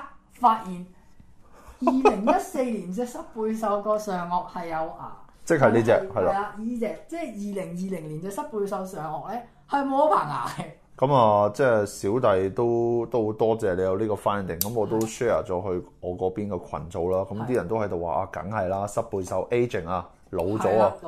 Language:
Chinese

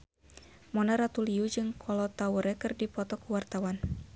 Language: Sundanese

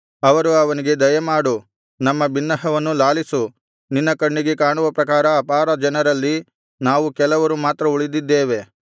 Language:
Kannada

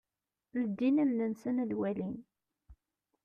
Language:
Kabyle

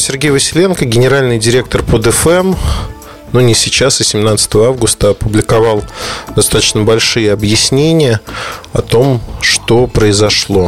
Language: Russian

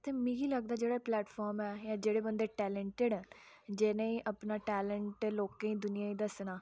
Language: Dogri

